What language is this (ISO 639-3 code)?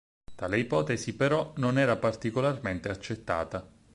ita